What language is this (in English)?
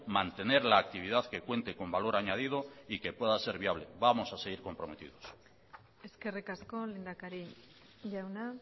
Spanish